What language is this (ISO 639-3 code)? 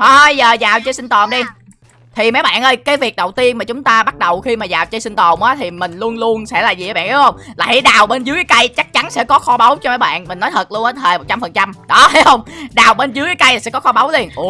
vie